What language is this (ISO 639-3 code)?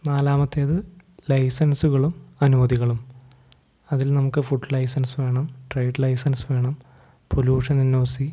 mal